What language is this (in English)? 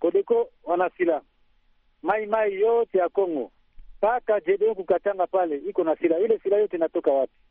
Swahili